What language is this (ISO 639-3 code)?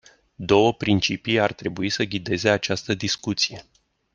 ron